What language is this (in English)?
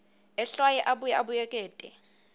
Swati